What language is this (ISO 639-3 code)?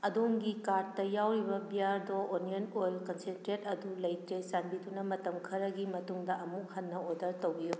mni